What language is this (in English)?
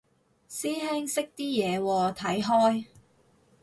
Cantonese